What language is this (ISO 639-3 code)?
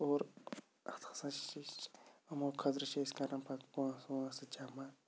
kas